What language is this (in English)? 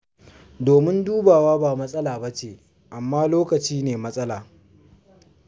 Hausa